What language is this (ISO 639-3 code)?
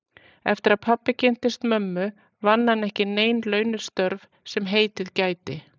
isl